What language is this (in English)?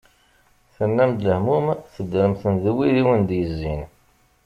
Kabyle